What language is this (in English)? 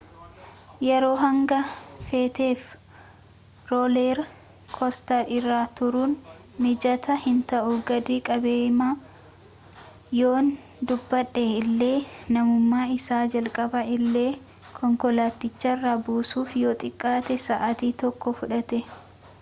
Oromo